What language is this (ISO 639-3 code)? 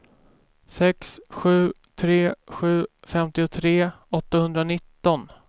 swe